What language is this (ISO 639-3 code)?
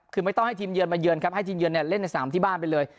tha